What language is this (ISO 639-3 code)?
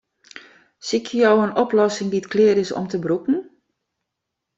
fry